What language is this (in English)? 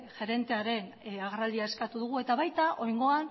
Basque